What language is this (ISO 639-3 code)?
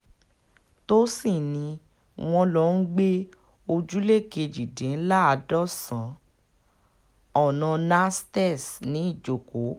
yor